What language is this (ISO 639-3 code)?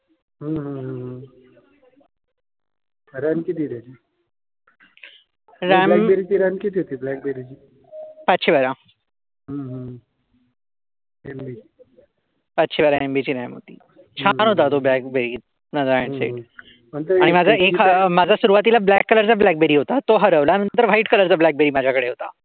mar